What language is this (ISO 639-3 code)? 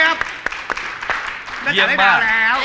tha